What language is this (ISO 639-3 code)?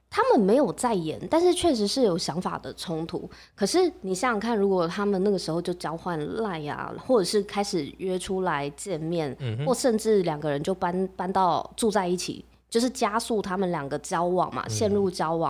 zho